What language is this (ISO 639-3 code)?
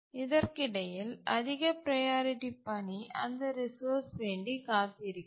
tam